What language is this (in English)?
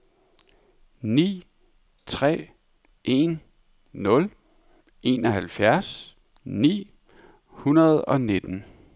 Danish